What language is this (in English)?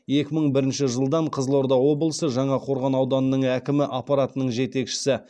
Kazakh